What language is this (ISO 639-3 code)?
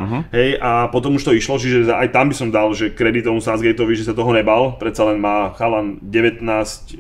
slk